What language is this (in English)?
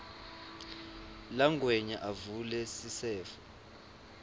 Swati